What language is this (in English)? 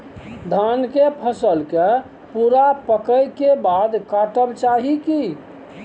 Maithili